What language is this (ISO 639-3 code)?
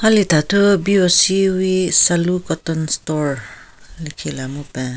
nre